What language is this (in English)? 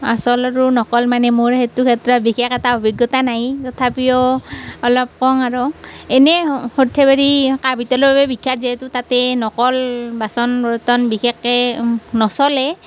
Assamese